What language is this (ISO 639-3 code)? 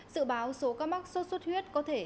vie